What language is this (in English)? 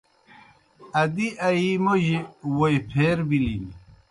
Kohistani Shina